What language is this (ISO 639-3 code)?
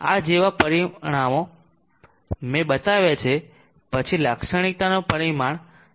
guj